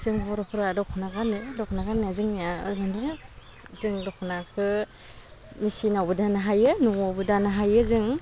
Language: Bodo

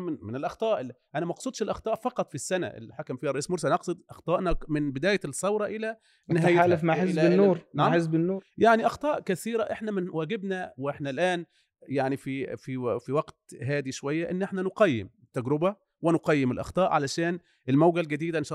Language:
Arabic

